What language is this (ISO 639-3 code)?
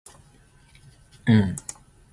zul